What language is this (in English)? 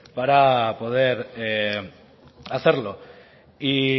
Spanish